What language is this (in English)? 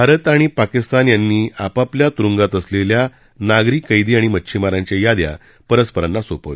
Marathi